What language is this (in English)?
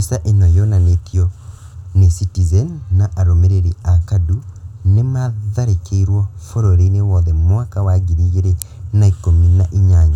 Kikuyu